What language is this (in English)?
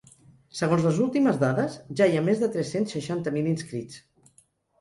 Catalan